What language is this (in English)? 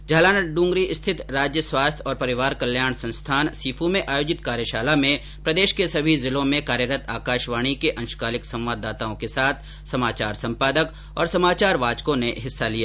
Hindi